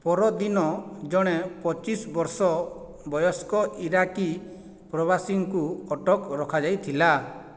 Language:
Odia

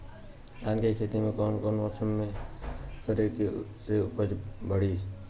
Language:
Bhojpuri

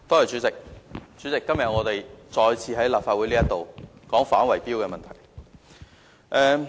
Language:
Cantonese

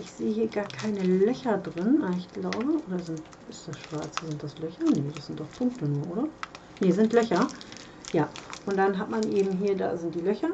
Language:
German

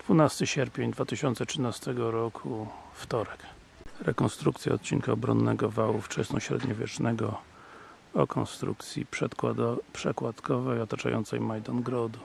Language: Polish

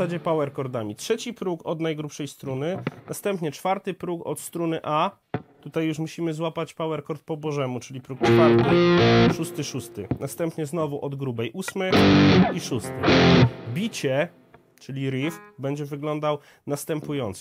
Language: Polish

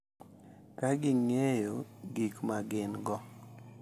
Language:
Luo (Kenya and Tanzania)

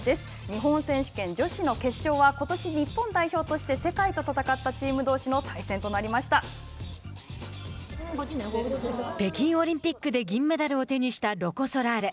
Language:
Japanese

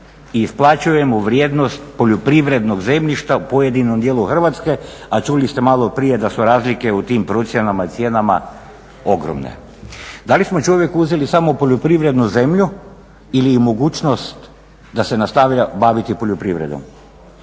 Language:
Croatian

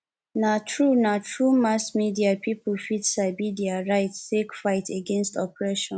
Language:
Nigerian Pidgin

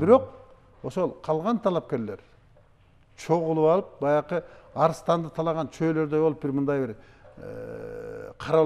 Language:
Turkish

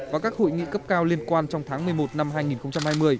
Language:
Vietnamese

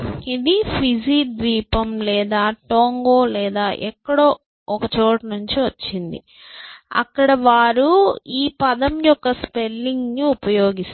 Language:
Telugu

